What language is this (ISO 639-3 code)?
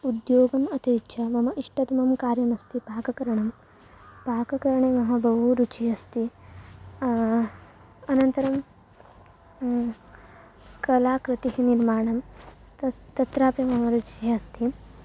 san